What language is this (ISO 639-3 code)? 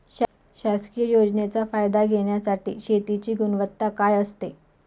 mar